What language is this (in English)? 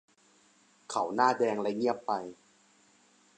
Thai